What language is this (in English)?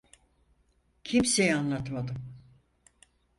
Turkish